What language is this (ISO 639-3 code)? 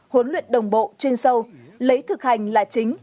vie